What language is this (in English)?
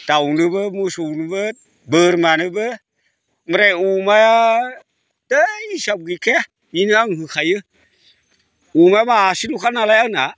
Bodo